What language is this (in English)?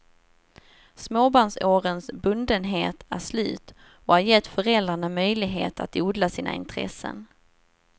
Swedish